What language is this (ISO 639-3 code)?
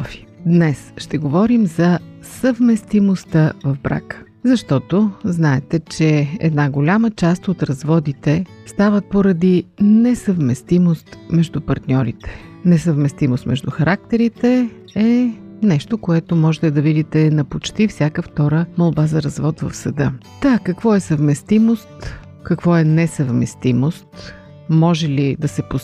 bul